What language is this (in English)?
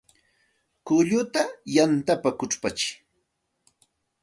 Santa Ana de Tusi Pasco Quechua